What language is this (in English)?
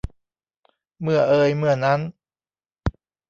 Thai